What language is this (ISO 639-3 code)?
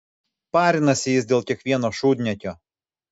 lit